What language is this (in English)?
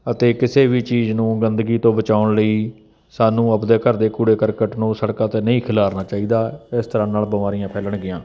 Punjabi